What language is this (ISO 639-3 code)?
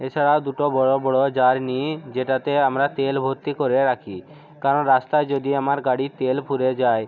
ben